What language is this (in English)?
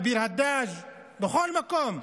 Hebrew